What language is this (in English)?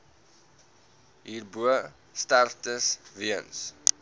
Afrikaans